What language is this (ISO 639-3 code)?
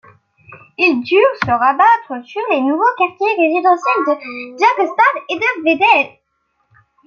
fra